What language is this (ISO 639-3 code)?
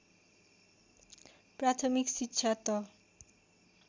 nep